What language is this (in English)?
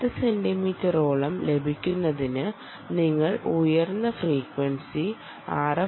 Malayalam